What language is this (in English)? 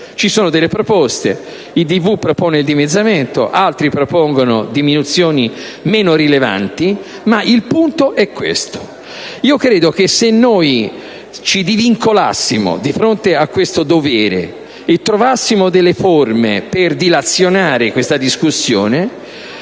Italian